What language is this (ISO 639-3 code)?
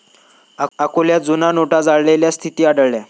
mar